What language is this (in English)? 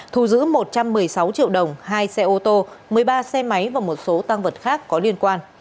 Vietnamese